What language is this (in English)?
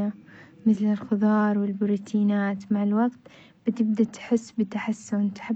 Omani Arabic